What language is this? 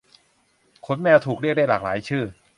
Thai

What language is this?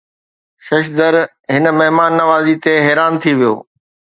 Sindhi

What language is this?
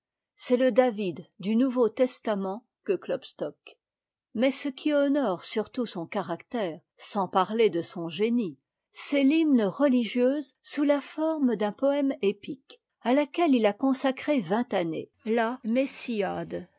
French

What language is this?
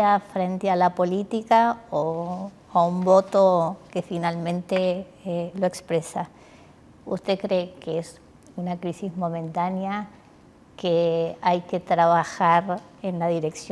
Spanish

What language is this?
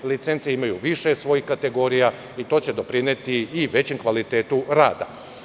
Serbian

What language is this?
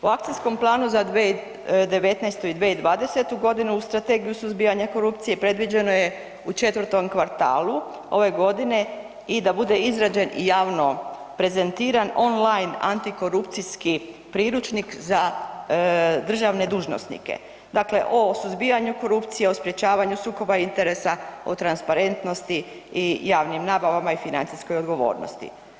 Croatian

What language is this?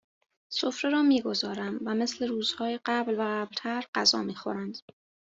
Persian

